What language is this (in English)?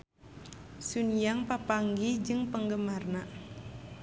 Sundanese